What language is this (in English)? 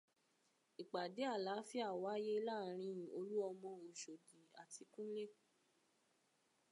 Yoruba